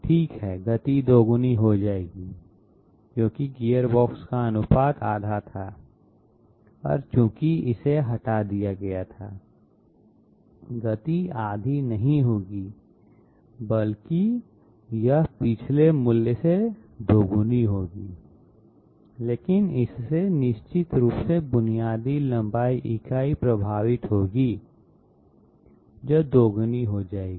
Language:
Hindi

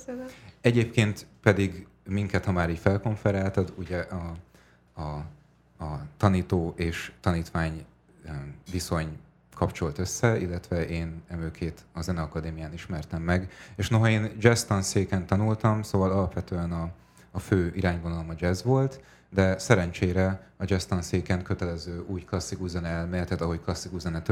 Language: Hungarian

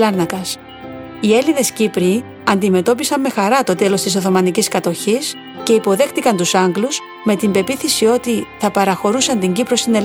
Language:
Greek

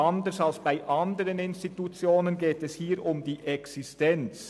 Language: Swiss German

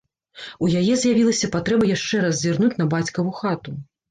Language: Belarusian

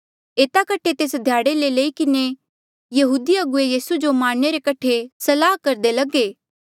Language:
Mandeali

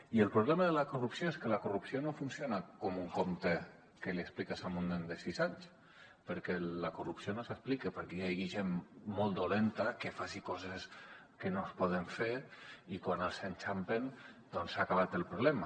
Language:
Catalan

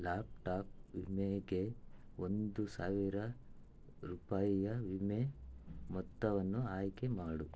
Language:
Kannada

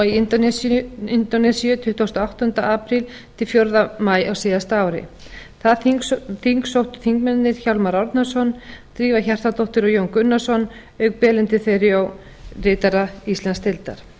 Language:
Icelandic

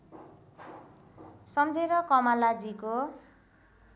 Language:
Nepali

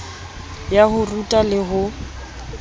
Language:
Southern Sotho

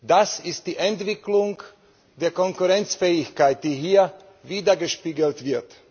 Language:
German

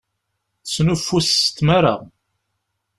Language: Kabyle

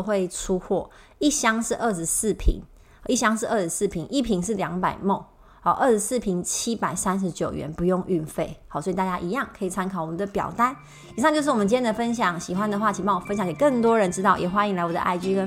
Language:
Chinese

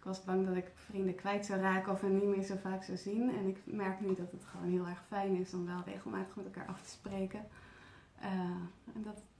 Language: Dutch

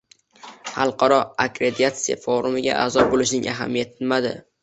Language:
Uzbek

